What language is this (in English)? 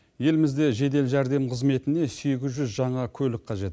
Kazakh